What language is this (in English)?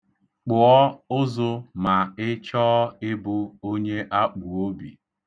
Igbo